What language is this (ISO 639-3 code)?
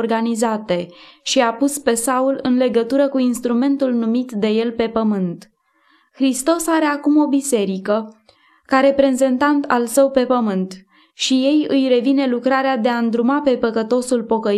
ron